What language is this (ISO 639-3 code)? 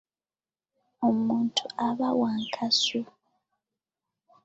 lug